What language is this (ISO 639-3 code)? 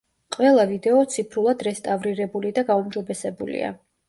kat